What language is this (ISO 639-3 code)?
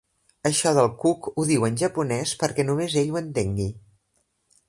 cat